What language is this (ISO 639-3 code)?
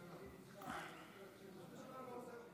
heb